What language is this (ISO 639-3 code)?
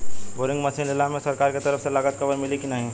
bho